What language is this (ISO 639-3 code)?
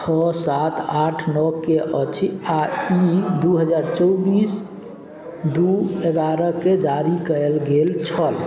mai